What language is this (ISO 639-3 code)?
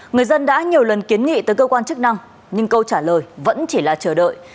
vie